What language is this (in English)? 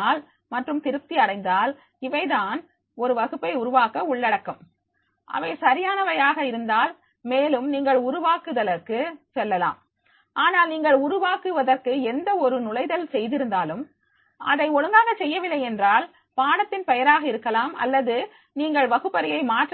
Tamil